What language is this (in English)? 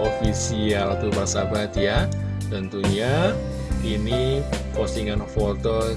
Indonesian